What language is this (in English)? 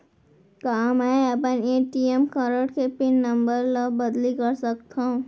Chhattisgarhi